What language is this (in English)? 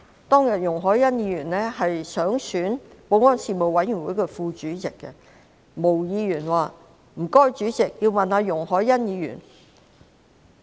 Cantonese